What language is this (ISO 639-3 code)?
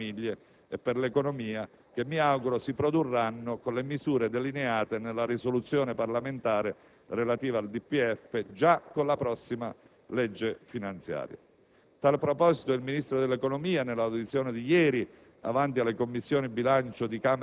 ita